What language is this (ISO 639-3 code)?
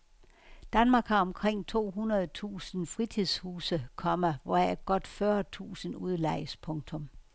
dan